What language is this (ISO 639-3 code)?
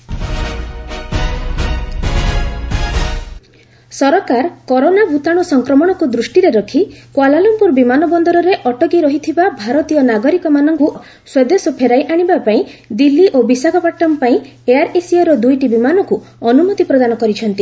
ori